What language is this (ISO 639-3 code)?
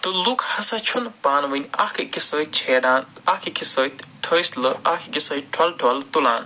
kas